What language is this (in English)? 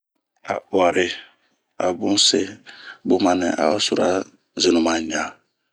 Bomu